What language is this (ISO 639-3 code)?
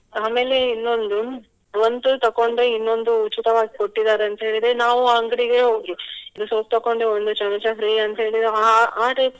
kan